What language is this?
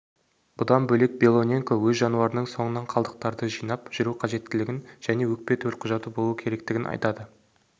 Kazakh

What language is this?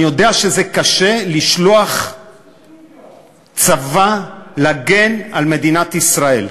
Hebrew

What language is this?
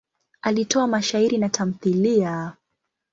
Swahili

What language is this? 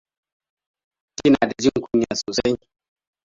Hausa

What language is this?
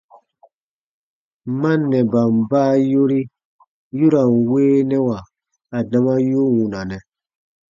Baatonum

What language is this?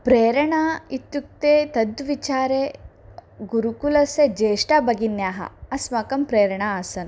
Sanskrit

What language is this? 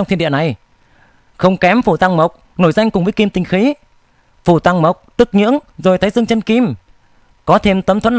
Vietnamese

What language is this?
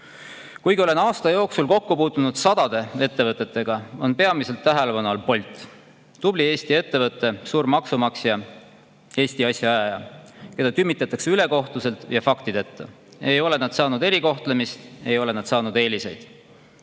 Estonian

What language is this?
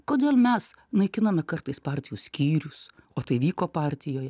Lithuanian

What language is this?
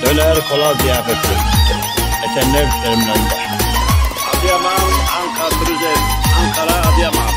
Turkish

